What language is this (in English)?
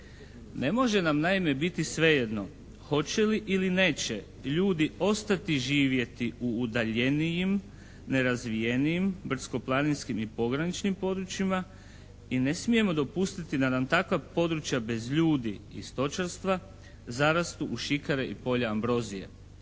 Croatian